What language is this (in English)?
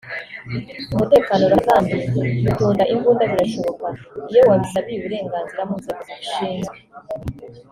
Kinyarwanda